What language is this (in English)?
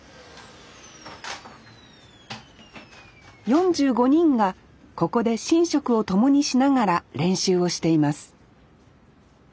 Japanese